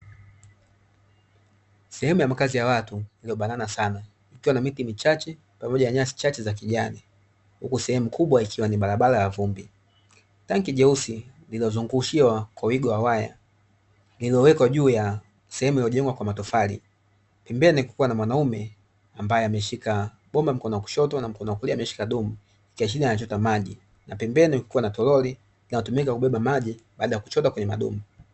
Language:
Swahili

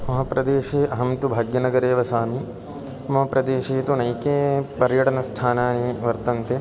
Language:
Sanskrit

